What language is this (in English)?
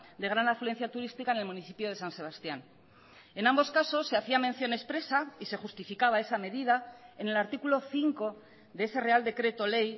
Spanish